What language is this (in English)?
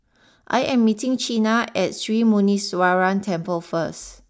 English